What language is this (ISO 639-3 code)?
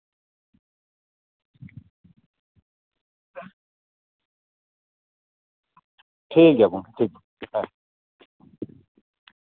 sat